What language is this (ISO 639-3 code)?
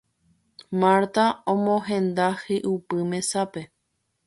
grn